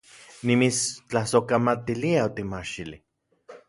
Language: Central Puebla Nahuatl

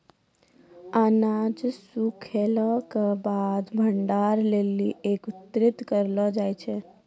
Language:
Maithili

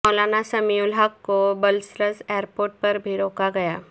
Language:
Urdu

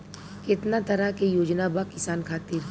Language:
Bhojpuri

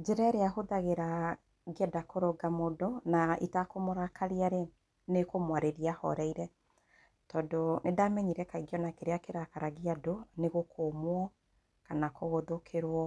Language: Kikuyu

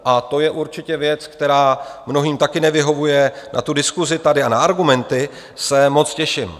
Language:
Czech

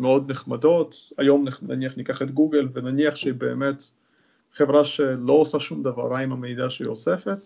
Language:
Hebrew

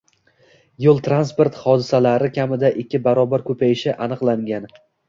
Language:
Uzbek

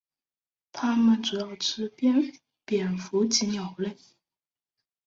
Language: Chinese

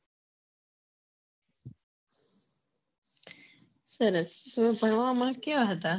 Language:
Gujarati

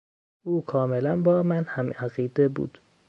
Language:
Persian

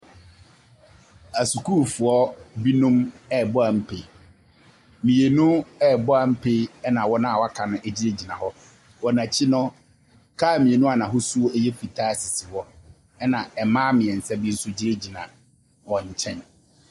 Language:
Akan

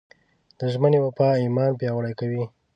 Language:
Pashto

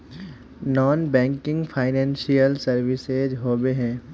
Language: Magahi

